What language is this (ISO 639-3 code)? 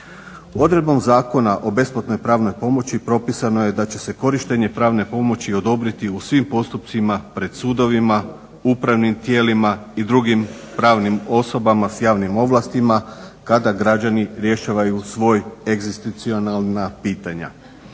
hrv